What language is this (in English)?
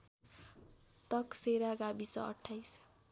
Nepali